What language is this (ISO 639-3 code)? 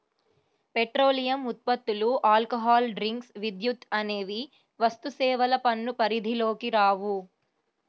tel